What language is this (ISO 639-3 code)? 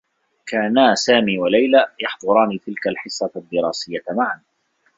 ara